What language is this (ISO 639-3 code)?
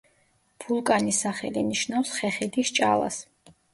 kat